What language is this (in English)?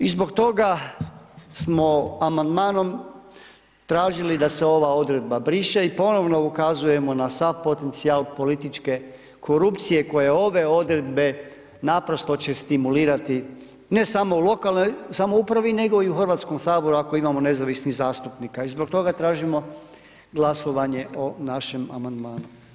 Croatian